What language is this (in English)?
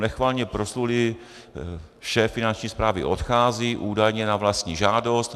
Czech